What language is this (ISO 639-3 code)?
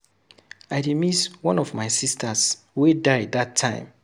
pcm